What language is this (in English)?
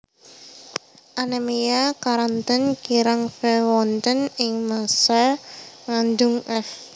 Javanese